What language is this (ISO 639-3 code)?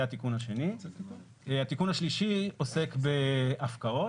heb